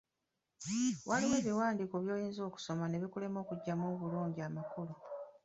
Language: Ganda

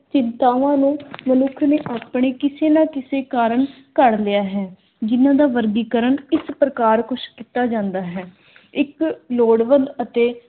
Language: Punjabi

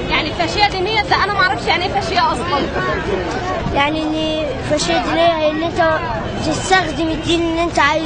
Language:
Arabic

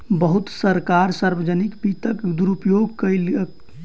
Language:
Maithili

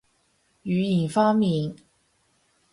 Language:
Cantonese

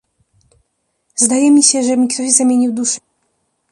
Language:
Polish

